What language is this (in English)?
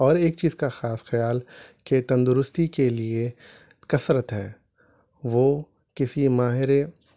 Urdu